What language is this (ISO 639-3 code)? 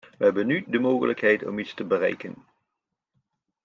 nld